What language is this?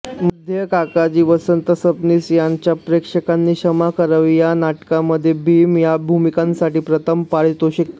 Marathi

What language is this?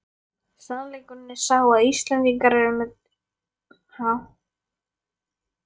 Icelandic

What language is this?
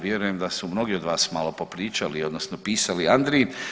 Croatian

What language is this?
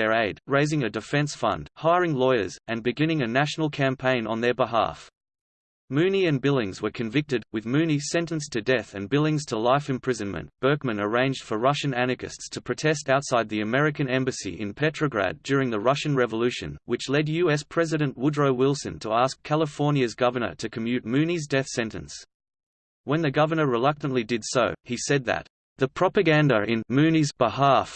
English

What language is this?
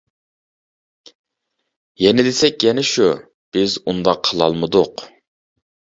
Uyghur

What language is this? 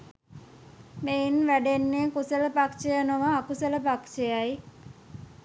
Sinhala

